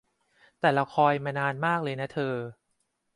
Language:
Thai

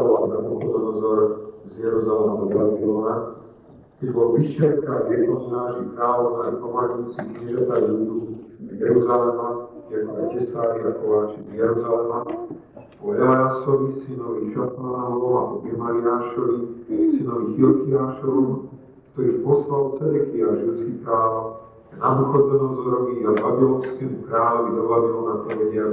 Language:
Slovak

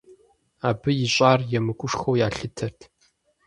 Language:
Kabardian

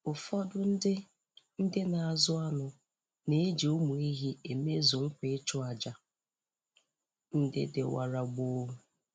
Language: Igbo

